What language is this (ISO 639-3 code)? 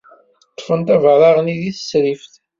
kab